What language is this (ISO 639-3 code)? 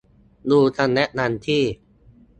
tha